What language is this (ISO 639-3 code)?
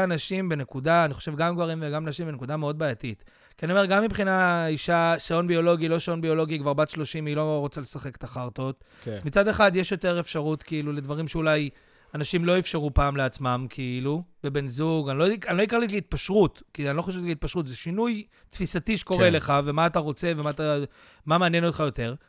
heb